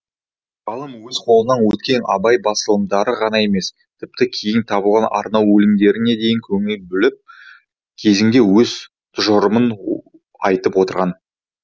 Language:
Kazakh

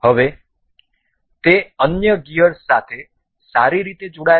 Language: Gujarati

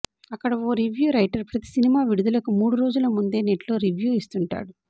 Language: Telugu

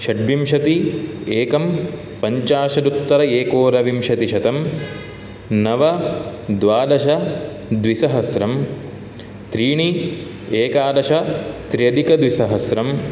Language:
Sanskrit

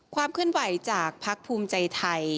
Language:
Thai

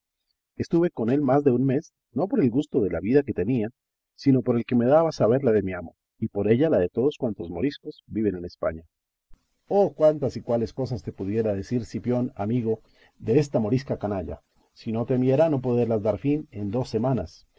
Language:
Spanish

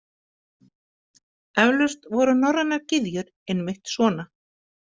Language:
Icelandic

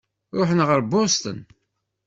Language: Kabyle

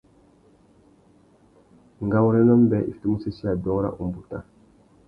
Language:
Tuki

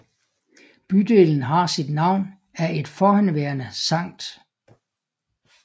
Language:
Danish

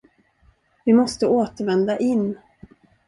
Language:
Swedish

